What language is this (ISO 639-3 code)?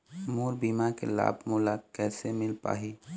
hne